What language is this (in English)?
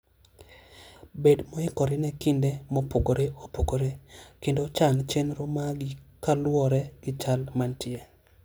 Luo (Kenya and Tanzania)